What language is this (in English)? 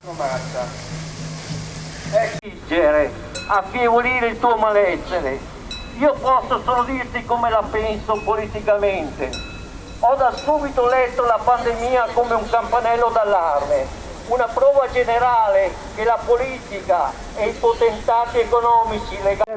Italian